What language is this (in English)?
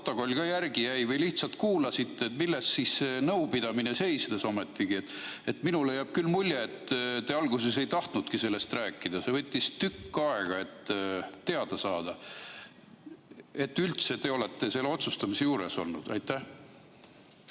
Estonian